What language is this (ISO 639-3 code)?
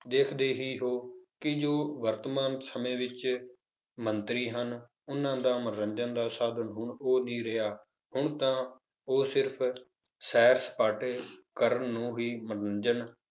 pan